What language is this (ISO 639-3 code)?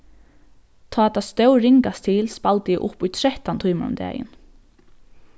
fao